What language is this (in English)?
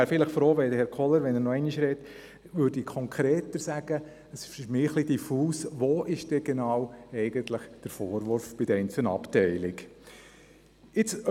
Swiss German